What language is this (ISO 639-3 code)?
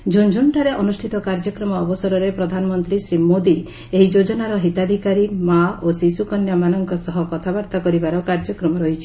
ori